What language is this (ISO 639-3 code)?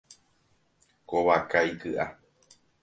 grn